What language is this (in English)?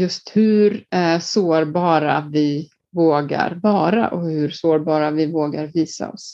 Swedish